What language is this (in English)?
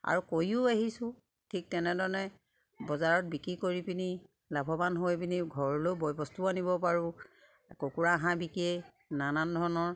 Assamese